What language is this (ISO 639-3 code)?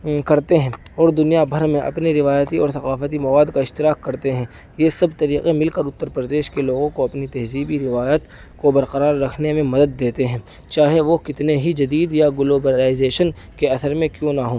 urd